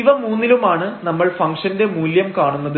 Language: Malayalam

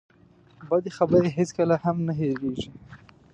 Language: Pashto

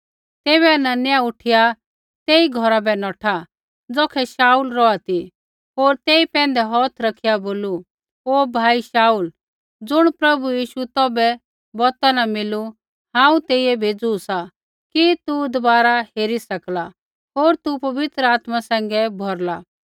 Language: Kullu Pahari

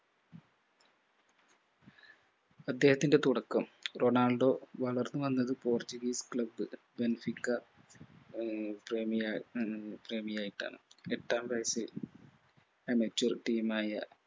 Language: Malayalam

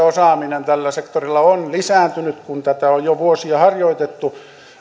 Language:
Finnish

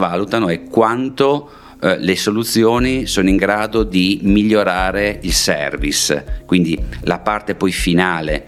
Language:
Italian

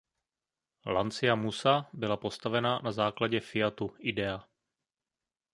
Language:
Czech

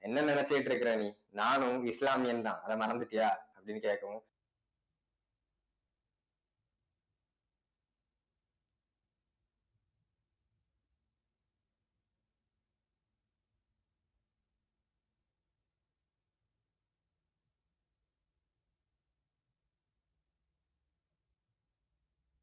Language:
Tamil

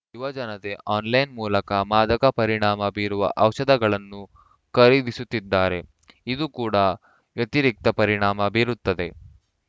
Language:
Kannada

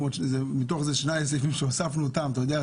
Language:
Hebrew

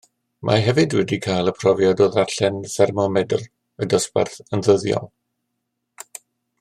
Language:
Welsh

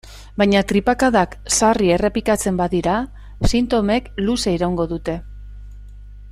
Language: Basque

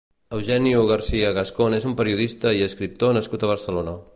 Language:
Catalan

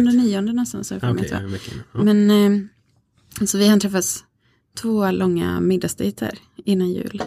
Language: Swedish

